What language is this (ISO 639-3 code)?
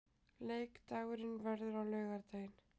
isl